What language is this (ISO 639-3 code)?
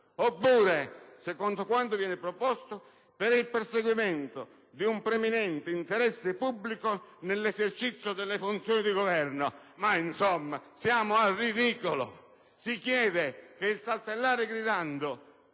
ita